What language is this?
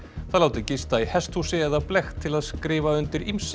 Icelandic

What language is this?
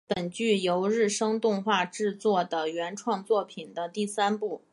Chinese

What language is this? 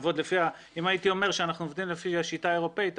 Hebrew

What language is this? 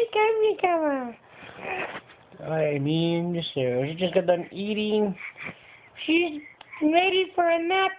Dutch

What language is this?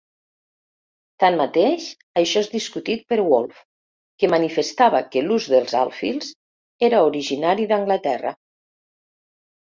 Catalan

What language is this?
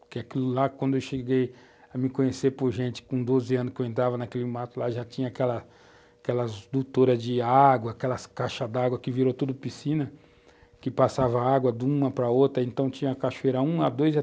Portuguese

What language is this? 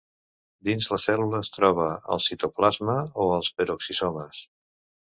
Catalan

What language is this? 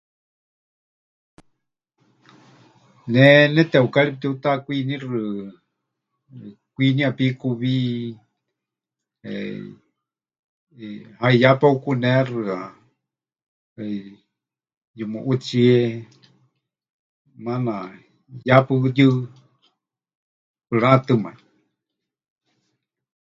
Huichol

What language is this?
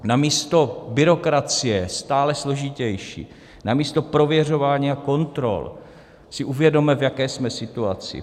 Czech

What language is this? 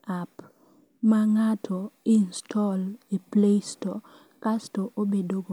Luo (Kenya and Tanzania)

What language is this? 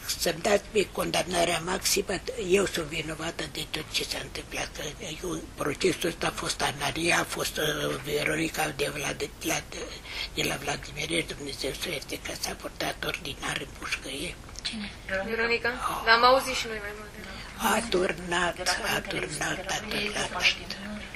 Romanian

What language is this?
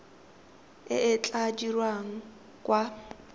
Tswana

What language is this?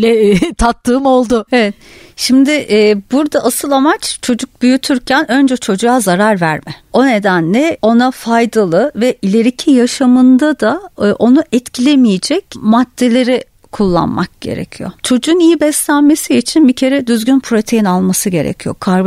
Turkish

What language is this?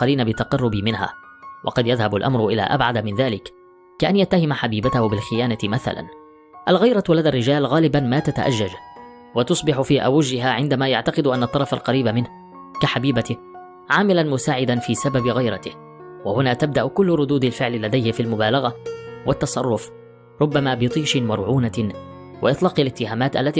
Arabic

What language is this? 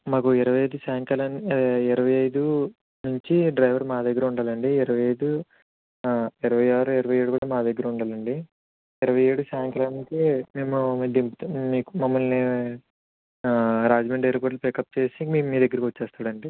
Telugu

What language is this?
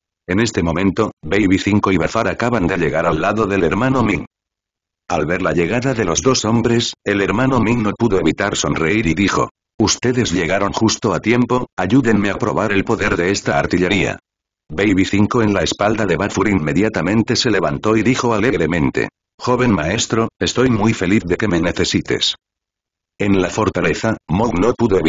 Spanish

